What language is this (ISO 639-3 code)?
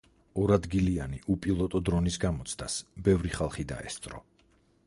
kat